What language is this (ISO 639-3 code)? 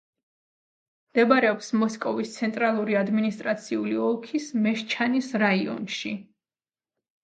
kat